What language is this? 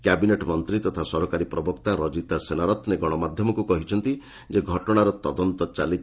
Odia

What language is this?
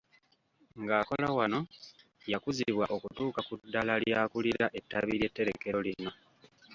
Ganda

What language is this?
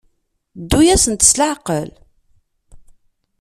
Kabyle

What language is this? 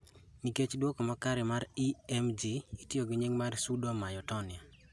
Luo (Kenya and Tanzania)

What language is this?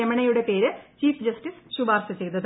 Malayalam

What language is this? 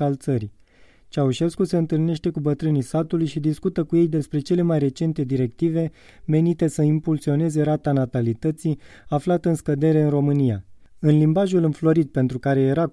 Romanian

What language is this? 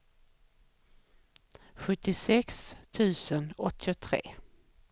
Swedish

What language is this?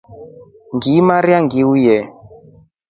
Rombo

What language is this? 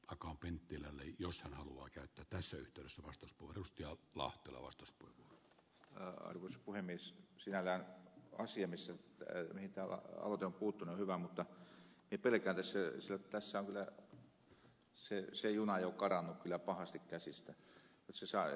Finnish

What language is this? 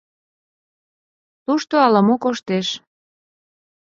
Mari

